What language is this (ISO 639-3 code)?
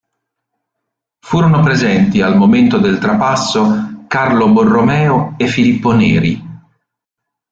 ita